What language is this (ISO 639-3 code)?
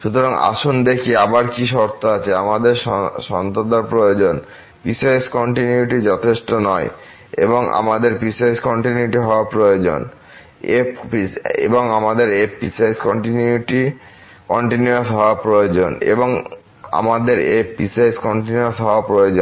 ben